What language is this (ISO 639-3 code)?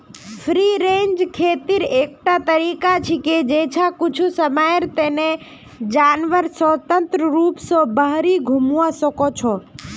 mag